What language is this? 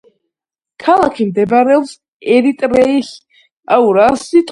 Georgian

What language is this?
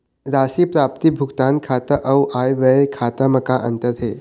Chhattisgarhi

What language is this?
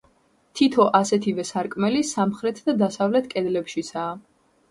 Georgian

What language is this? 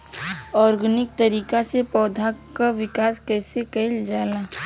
Bhojpuri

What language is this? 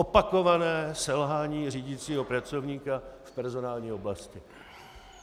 Czech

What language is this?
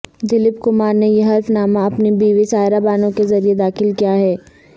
Urdu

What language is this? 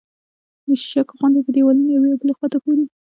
Pashto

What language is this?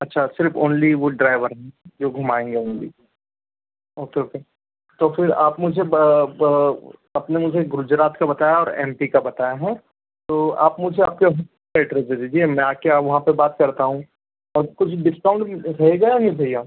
Hindi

